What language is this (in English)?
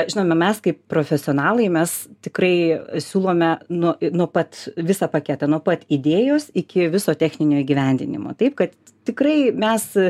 Lithuanian